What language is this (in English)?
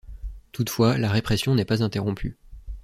French